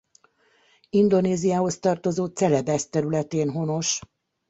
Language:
Hungarian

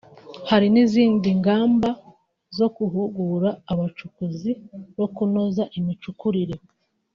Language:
Kinyarwanda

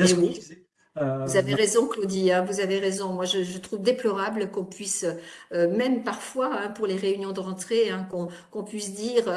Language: French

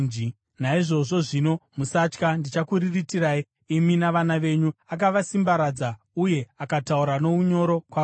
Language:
Shona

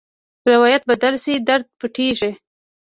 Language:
Pashto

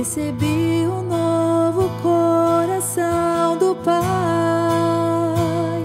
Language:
Portuguese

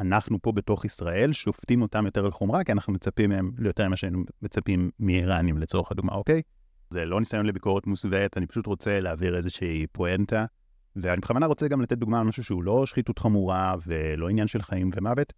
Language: Hebrew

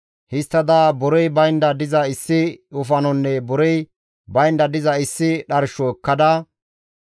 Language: Gamo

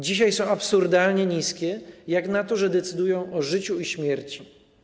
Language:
Polish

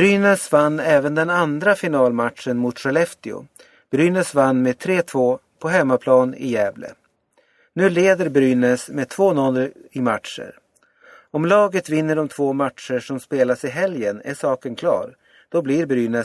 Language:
Swedish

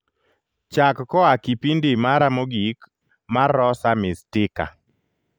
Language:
Luo (Kenya and Tanzania)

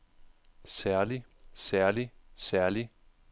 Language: Danish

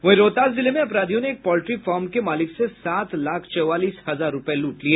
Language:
Hindi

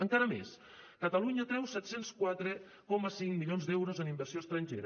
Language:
Catalan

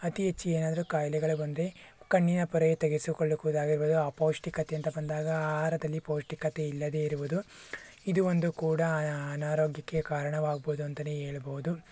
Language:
Kannada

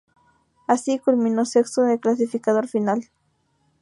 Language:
Spanish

